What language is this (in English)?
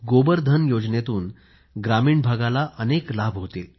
Marathi